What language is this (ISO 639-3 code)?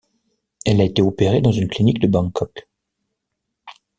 fra